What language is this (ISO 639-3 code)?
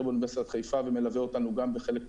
heb